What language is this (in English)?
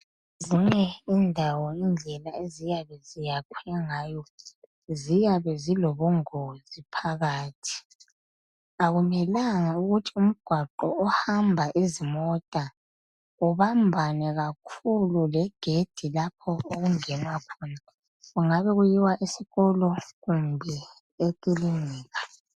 North Ndebele